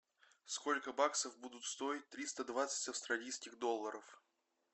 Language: Russian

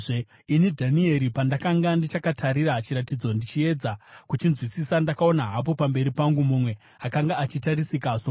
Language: Shona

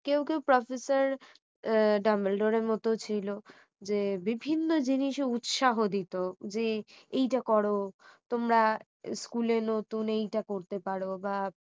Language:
Bangla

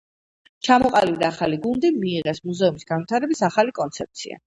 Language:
Georgian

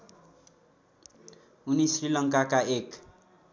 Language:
Nepali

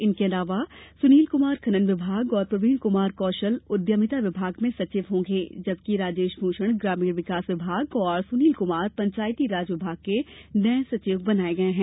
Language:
Hindi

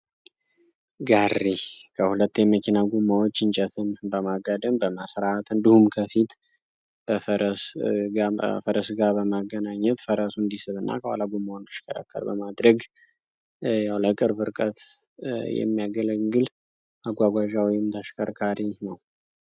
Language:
Amharic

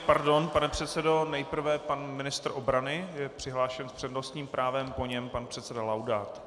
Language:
Czech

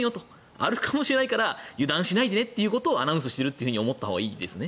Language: Japanese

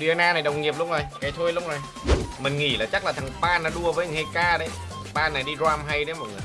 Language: Vietnamese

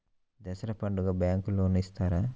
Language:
Telugu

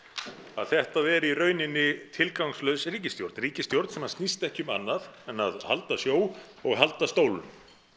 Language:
Icelandic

